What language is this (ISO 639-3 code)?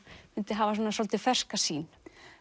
isl